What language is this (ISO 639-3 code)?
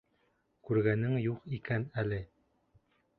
bak